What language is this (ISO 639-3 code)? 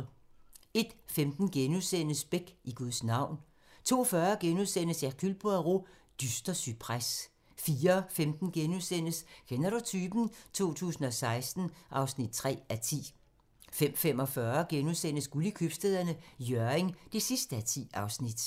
dan